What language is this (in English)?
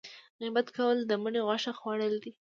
Pashto